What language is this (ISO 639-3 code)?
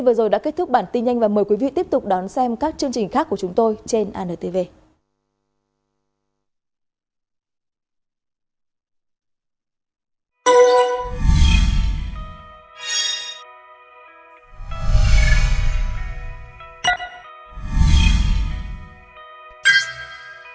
vie